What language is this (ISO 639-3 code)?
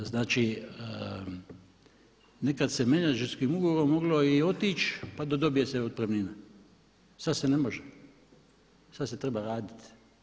hrv